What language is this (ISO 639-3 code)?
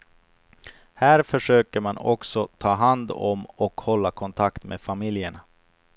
swe